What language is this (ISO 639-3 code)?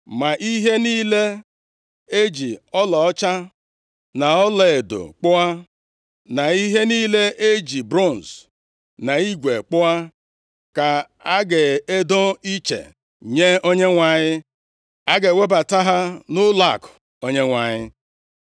ibo